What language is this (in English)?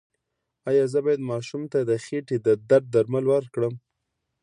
Pashto